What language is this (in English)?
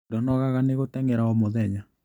Kikuyu